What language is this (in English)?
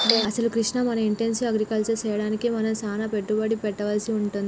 Telugu